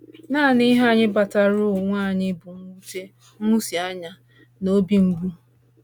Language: Igbo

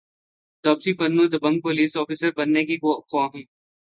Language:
Urdu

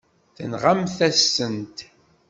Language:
Kabyle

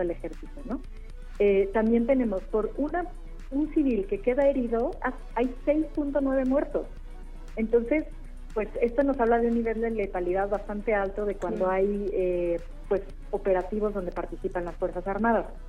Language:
Spanish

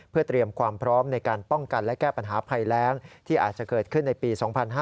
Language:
Thai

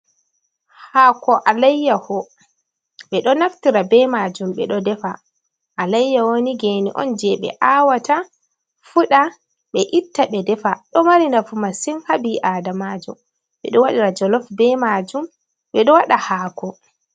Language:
Fula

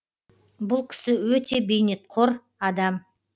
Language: Kazakh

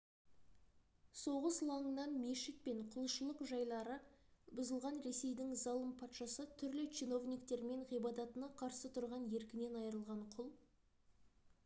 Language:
Kazakh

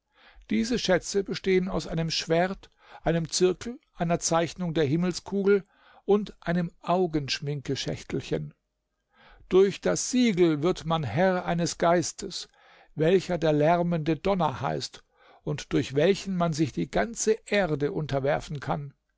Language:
German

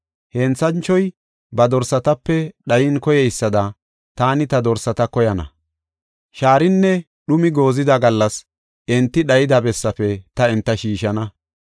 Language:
Gofa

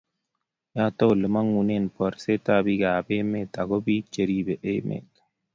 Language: Kalenjin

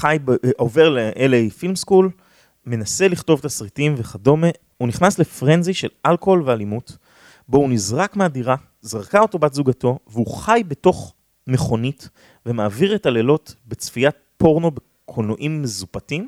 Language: Hebrew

